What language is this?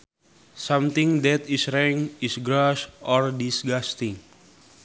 Sundanese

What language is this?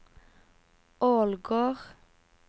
Norwegian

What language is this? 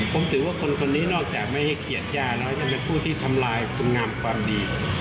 Thai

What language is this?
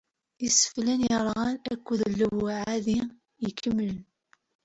Kabyle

